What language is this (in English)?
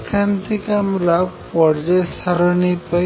Bangla